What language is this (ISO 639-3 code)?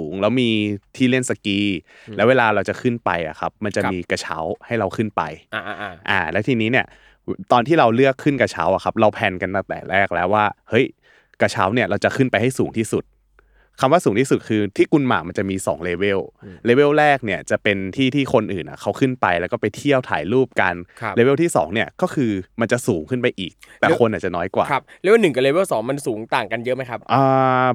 tha